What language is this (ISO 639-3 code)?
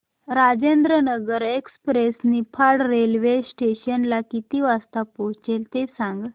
mar